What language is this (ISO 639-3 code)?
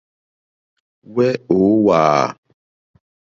bri